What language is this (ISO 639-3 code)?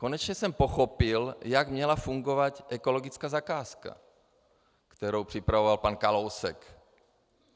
ces